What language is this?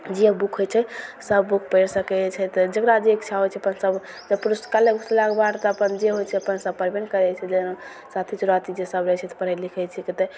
Maithili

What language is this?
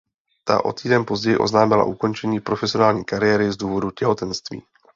Czech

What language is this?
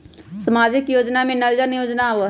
Magahi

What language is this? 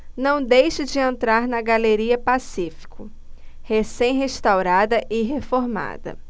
Portuguese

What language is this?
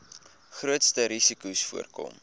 Afrikaans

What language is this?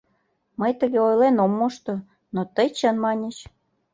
Mari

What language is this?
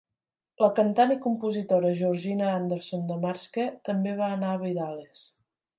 Catalan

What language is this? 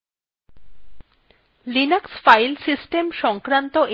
Bangla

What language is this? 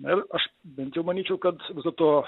Lithuanian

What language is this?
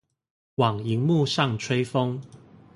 Chinese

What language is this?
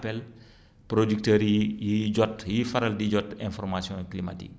Wolof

